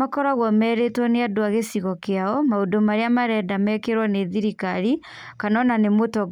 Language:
Kikuyu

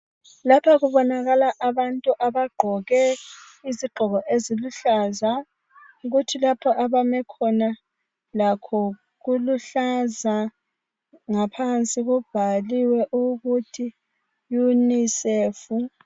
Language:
North Ndebele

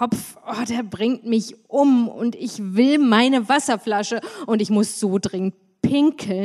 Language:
German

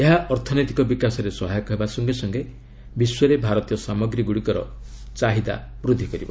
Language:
Odia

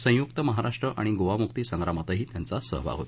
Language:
Marathi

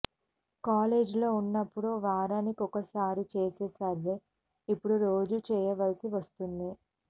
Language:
Telugu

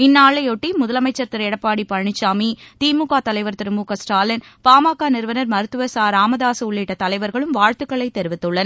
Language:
Tamil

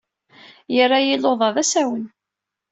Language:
Kabyle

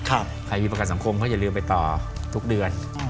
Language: Thai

